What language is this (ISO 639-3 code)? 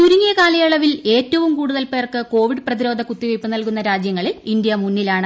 mal